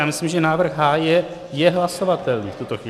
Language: Czech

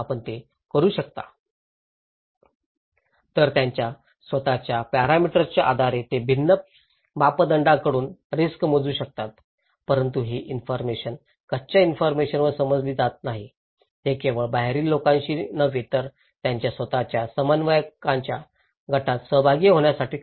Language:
Marathi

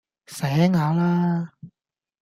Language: Cantonese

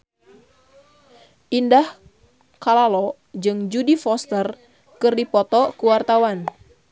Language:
Sundanese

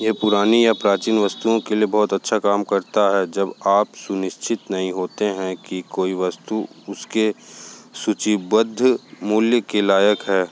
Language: Hindi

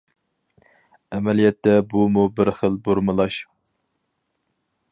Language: Uyghur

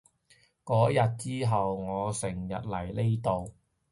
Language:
Cantonese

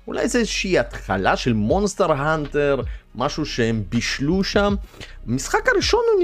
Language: Hebrew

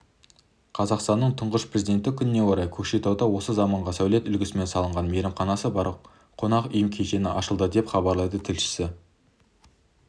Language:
Kazakh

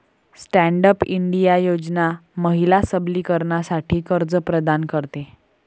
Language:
Marathi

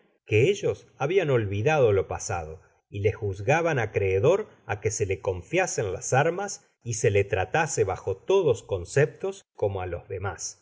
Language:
Spanish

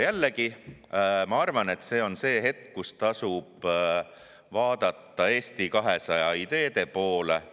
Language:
Estonian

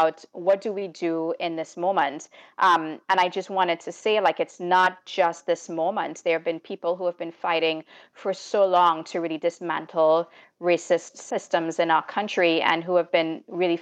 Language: English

